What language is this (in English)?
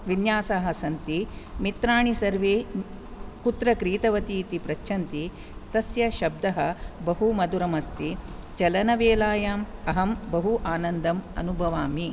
Sanskrit